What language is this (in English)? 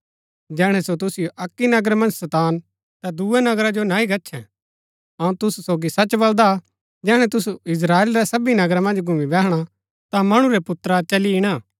Gaddi